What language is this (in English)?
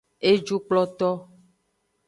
Aja (Benin)